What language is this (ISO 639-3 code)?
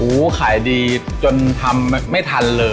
tha